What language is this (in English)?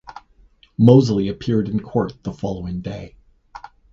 English